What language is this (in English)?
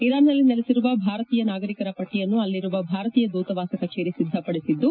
Kannada